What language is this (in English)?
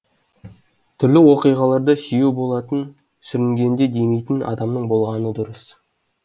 Kazakh